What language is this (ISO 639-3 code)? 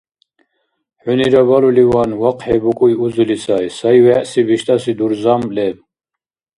dar